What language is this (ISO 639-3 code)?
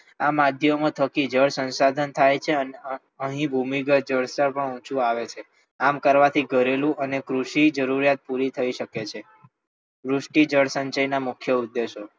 guj